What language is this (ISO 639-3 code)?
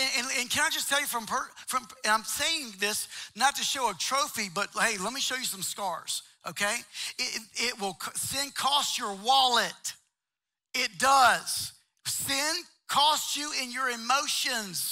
eng